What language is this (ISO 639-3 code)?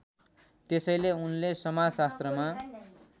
nep